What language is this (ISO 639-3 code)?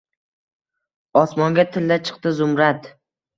uzb